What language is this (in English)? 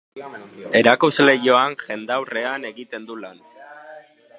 Basque